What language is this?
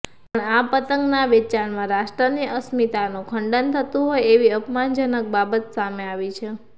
Gujarati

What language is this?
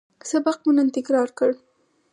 Pashto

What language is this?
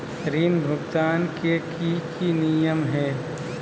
Magahi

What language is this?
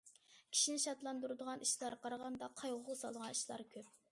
Uyghur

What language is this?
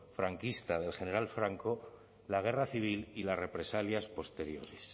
Spanish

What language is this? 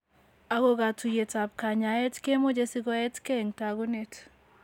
Kalenjin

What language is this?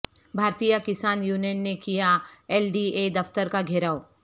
Urdu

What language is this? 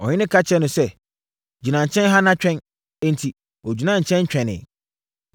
Akan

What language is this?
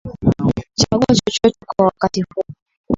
Swahili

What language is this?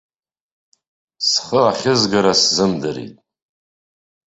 Abkhazian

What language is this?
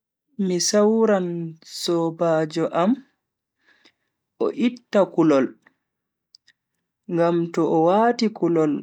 Bagirmi Fulfulde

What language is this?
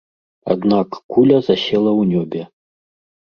Belarusian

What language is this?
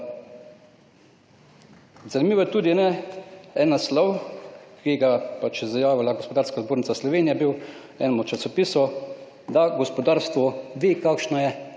Slovenian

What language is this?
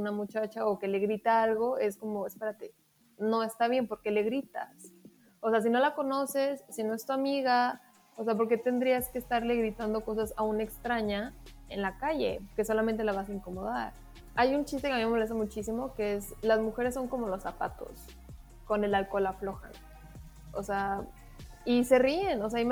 Spanish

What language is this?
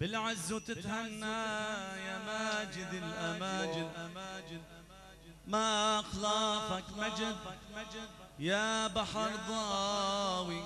Arabic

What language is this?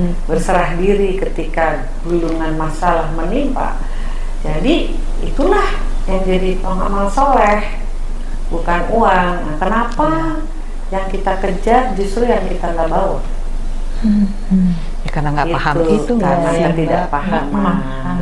Indonesian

